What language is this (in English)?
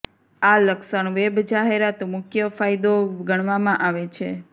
Gujarati